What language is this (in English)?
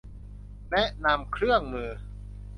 Thai